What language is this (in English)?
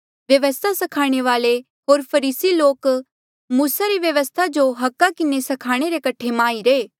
Mandeali